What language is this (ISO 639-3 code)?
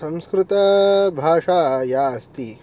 san